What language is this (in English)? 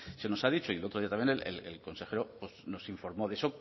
Spanish